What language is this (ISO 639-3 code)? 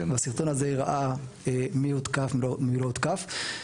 heb